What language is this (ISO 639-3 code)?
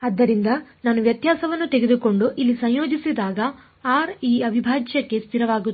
kan